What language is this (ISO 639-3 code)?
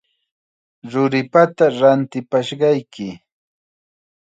qxa